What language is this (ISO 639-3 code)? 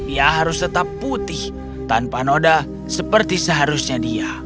ind